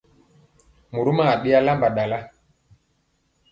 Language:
Mpiemo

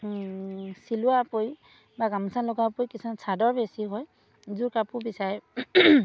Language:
Assamese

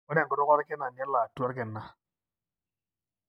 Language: Masai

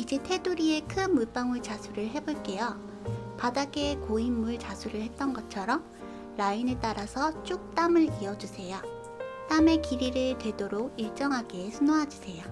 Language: Korean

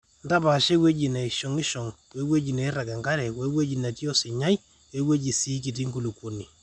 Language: Masai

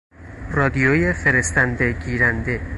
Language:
Persian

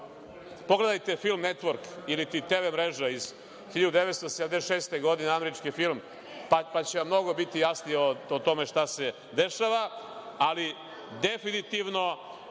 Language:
Serbian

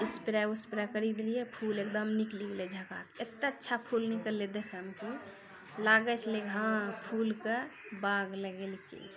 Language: Maithili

